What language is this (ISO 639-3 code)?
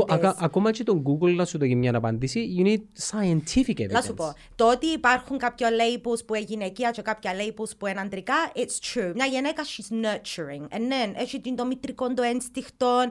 ell